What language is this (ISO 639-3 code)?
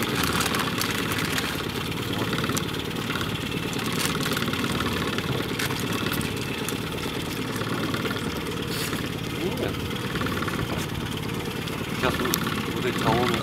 rus